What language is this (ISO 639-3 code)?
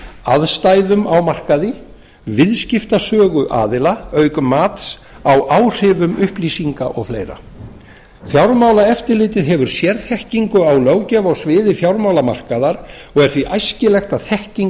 isl